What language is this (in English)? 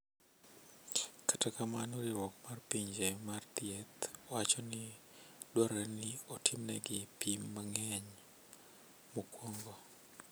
Luo (Kenya and Tanzania)